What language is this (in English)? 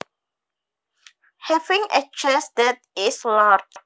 Javanese